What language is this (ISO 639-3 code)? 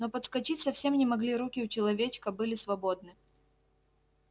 rus